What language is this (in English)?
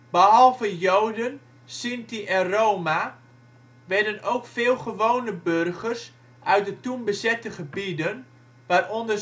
Dutch